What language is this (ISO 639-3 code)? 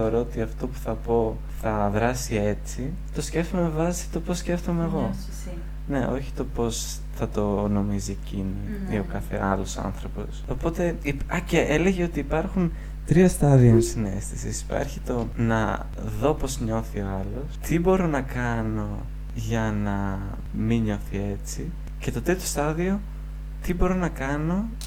ell